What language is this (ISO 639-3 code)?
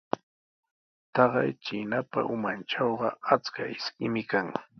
qws